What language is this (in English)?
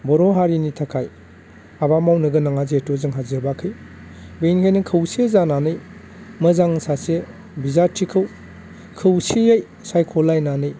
Bodo